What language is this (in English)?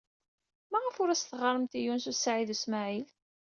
Kabyle